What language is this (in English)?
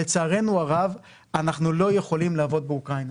Hebrew